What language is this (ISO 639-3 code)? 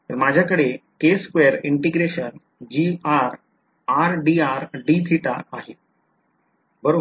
mar